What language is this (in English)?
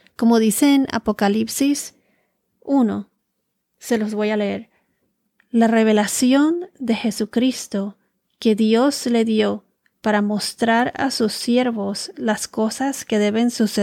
Spanish